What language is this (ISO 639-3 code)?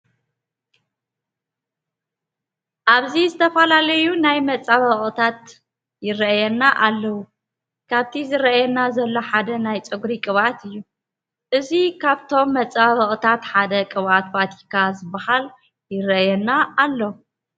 tir